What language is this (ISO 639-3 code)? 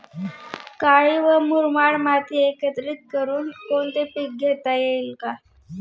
mar